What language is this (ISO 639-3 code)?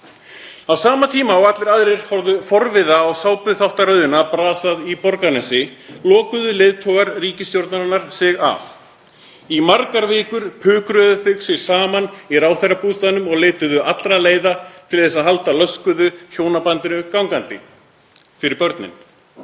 isl